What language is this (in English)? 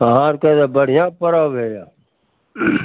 Maithili